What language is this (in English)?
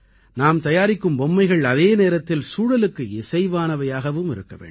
Tamil